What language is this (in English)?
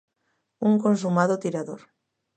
Galician